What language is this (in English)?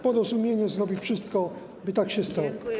Polish